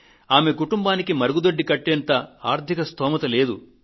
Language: Telugu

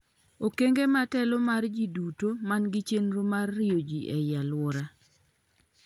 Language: Luo (Kenya and Tanzania)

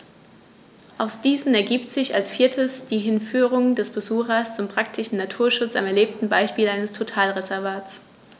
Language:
German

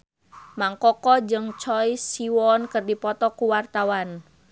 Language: Sundanese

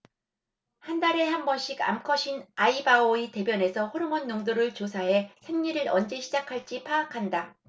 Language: Korean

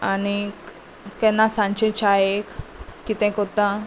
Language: Konkani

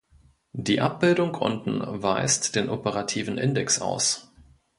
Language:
German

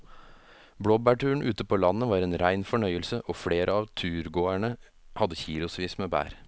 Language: Norwegian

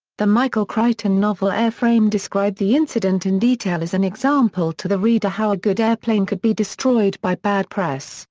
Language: English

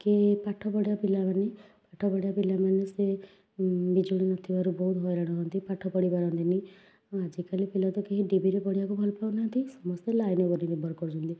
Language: Odia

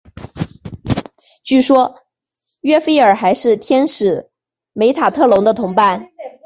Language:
Chinese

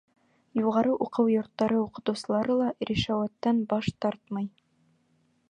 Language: Bashkir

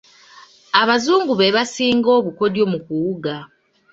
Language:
Ganda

